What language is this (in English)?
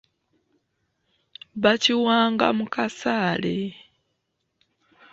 Ganda